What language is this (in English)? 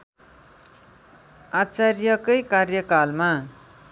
Nepali